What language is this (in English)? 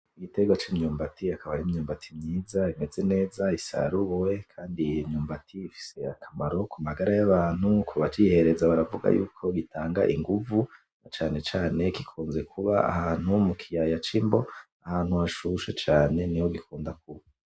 Rundi